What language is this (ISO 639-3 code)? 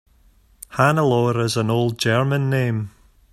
eng